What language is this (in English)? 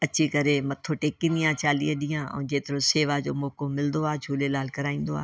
Sindhi